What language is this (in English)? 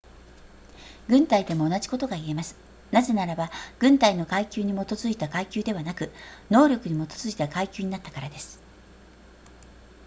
Japanese